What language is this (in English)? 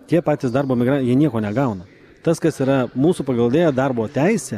Lithuanian